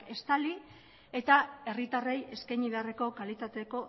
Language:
Basque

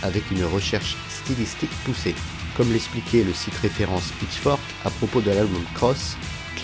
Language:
French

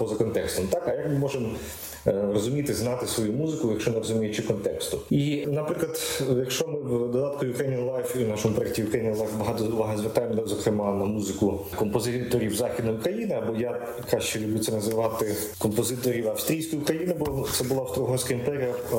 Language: Ukrainian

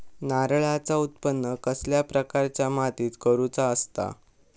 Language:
Marathi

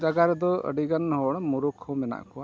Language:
Santali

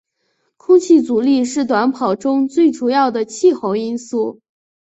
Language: Chinese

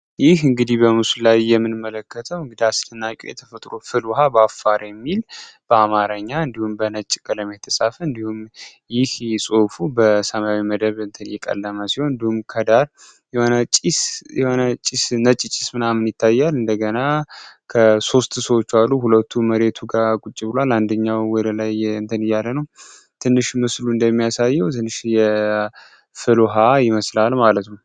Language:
Amharic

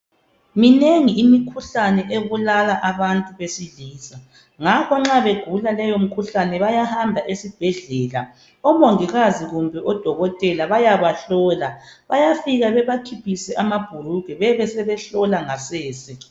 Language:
North Ndebele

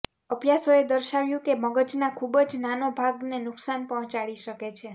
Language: Gujarati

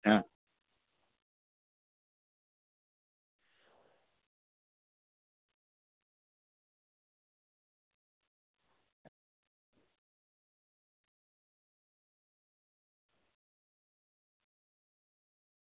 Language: Gujarati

